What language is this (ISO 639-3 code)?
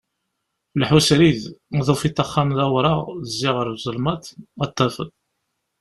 kab